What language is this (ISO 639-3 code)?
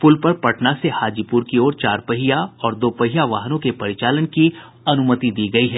hin